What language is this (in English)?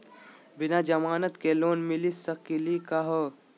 Magahi